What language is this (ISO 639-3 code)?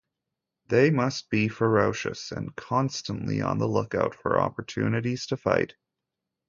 eng